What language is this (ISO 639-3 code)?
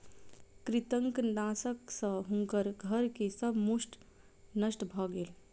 mai